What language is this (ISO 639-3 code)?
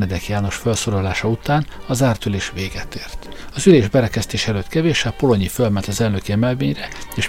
hun